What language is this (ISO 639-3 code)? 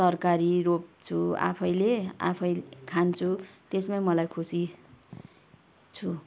nep